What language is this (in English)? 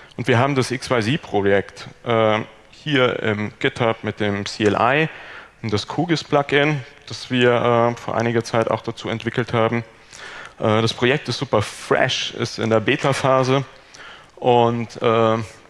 German